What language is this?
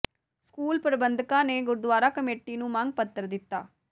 Punjabi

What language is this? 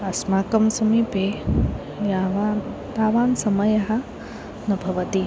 Sanskrit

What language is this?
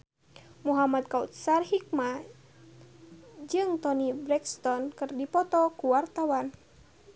Sundanese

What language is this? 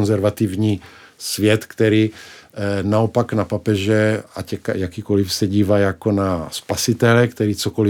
Czech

